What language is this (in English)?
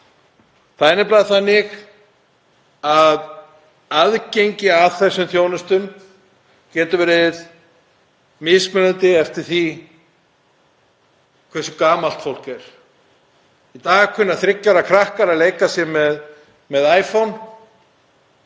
Icelandic